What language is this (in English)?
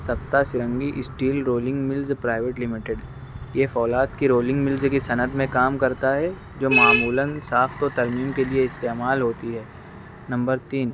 Urdu